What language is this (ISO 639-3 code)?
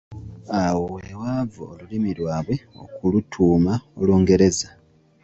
lug